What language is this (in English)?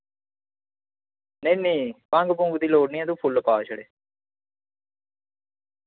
Dogri